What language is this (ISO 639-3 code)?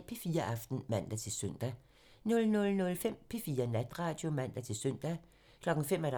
dan